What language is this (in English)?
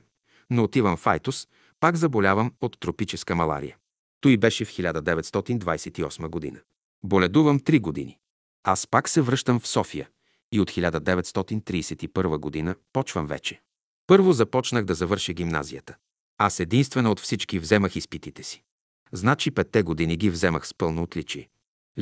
Bulgarian